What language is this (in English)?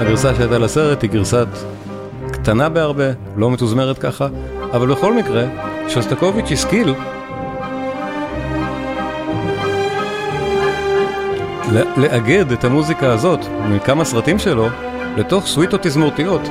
Hebrew